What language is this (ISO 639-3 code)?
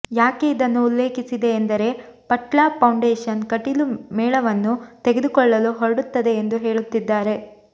kan